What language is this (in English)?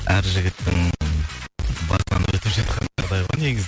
Kazakh